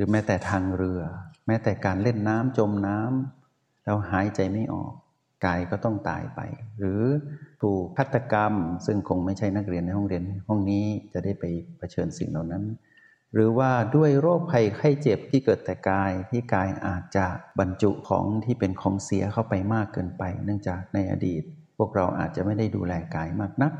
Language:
Thai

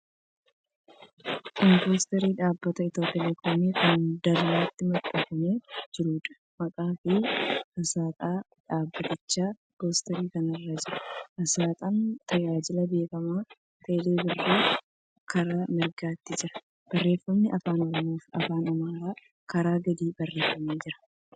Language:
Oromo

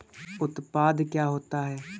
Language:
Hindi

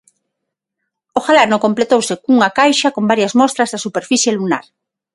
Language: Galician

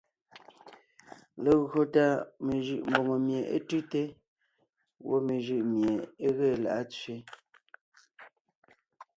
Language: Ngiemboon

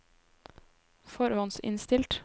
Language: Norwegian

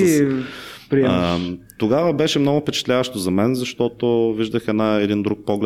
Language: Bulgarian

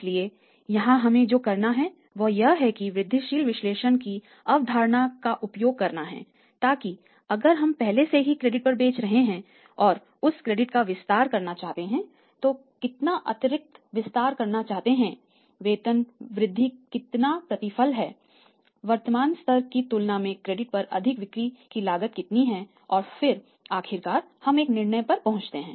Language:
Hindi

